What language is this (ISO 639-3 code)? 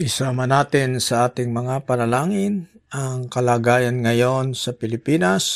fil